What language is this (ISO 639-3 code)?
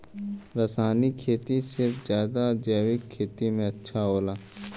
bho